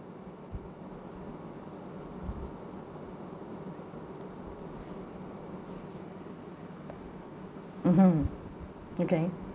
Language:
English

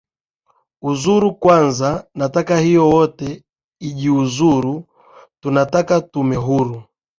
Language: Swahili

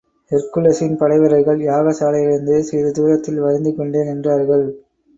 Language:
Tamil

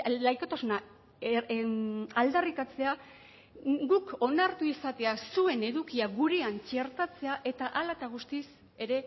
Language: Basque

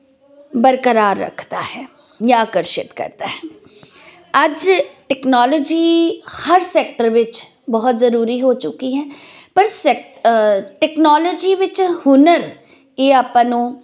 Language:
Punjabi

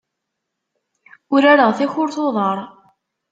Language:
Kabyle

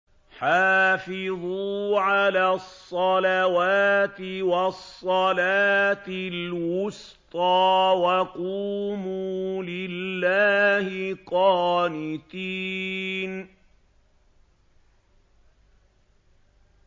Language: Arabic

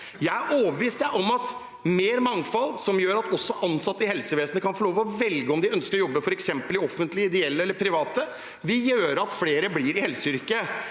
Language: Norwegian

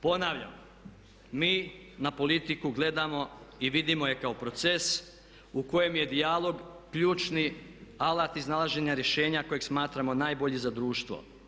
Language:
Croatian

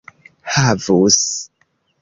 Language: Esperanto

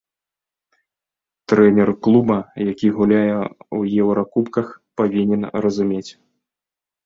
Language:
Belarusian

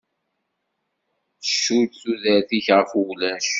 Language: Kabyle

